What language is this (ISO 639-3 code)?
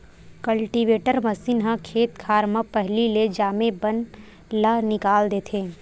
hne